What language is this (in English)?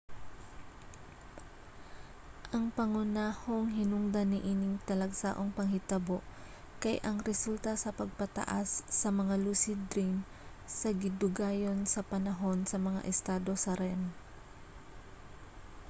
Cebuano